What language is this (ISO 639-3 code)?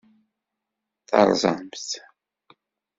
kab